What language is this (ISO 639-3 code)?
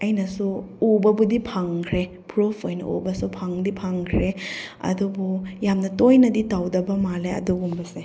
mni